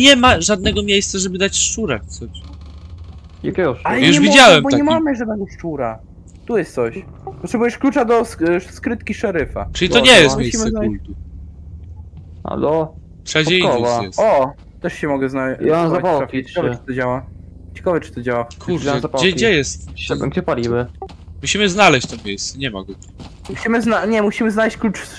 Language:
Polish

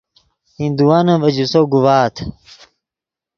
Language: Yidgha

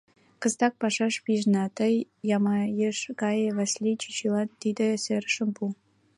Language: Mari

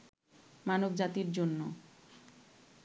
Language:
Bangla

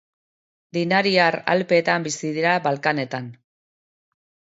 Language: Basque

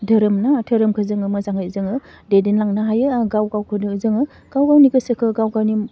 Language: Bodo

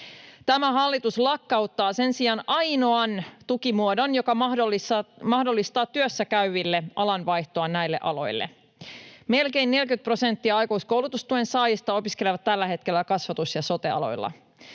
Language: Finnish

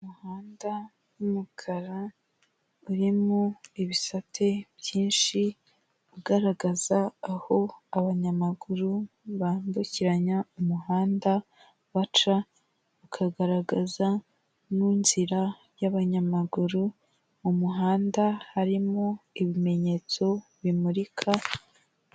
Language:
Kinyarwanda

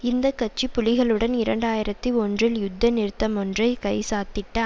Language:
Tamil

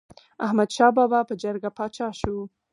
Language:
Pashto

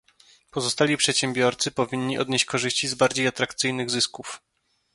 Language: Polish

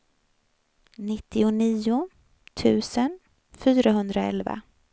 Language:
Swedish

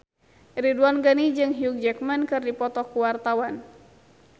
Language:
Sundanese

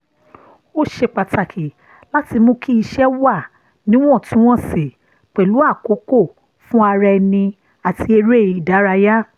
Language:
Yoruba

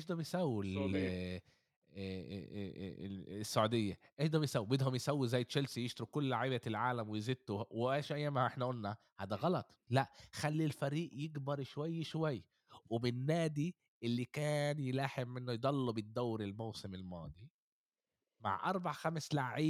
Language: Arabic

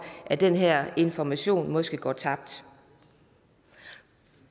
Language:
Danish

